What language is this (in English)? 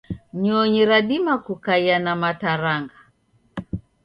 Taita